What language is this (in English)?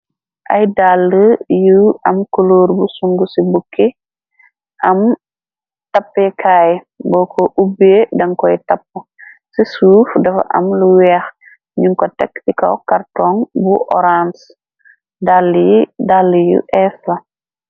Wolof